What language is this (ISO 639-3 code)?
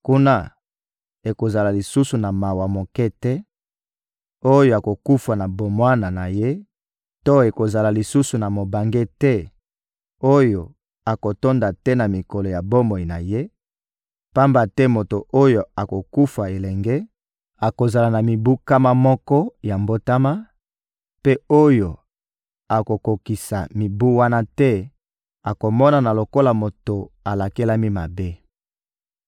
lin